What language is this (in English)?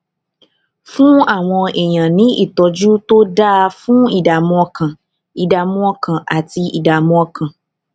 Yoruba